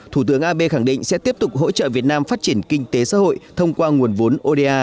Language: Vietnamese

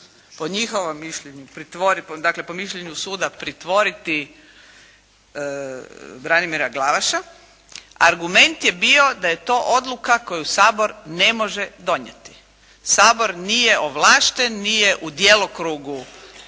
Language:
Croatian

